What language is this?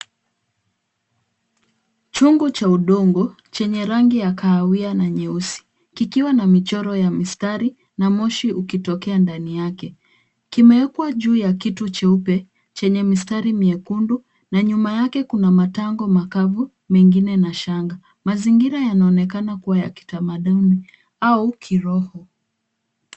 Swahili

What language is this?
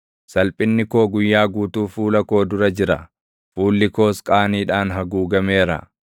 Oromo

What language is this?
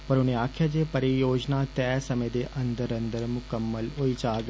Dogri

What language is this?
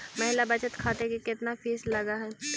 Magahi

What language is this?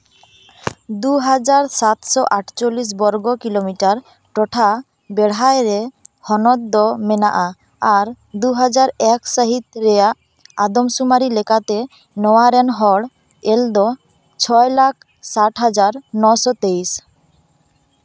Santali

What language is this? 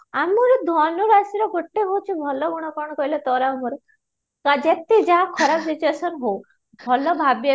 Odia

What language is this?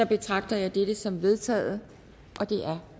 Danish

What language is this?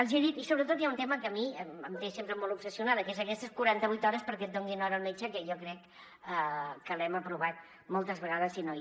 Catalan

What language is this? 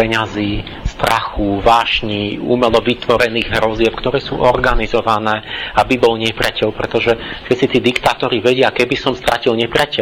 Slovak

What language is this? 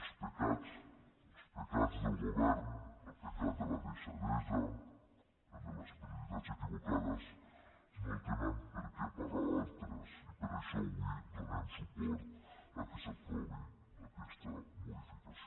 Catalan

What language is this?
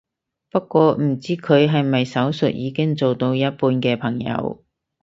Cantonese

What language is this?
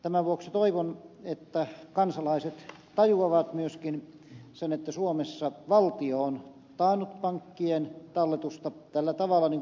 Finnish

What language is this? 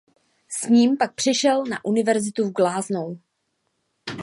Czech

